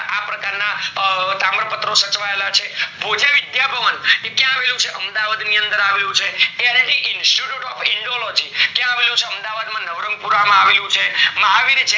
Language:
Gujarati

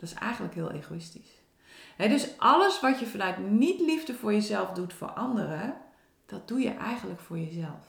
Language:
Dutch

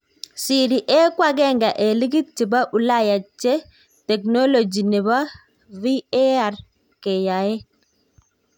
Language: Kalenjin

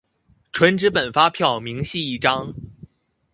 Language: Chinese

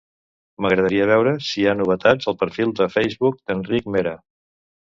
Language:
Catalan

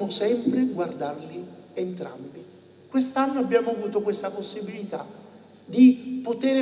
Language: Italian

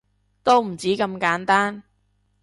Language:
Cantonese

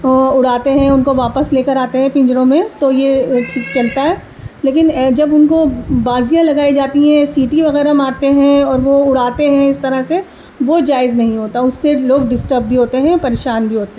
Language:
Urdu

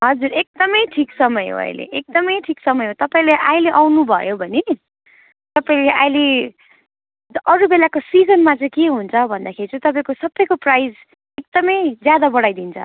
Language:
Nepali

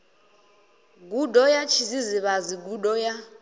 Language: Venda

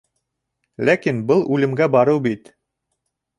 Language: Bashkir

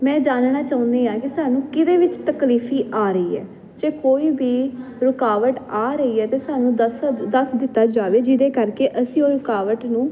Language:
Punjabi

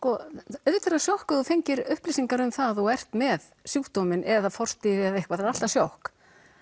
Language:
Icelandic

